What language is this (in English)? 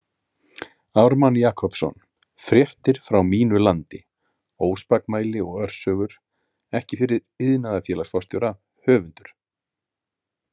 Icelandic